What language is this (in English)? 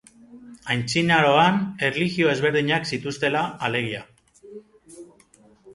Basque